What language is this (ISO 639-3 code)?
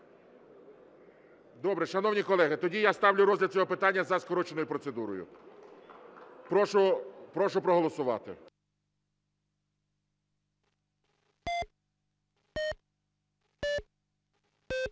ukr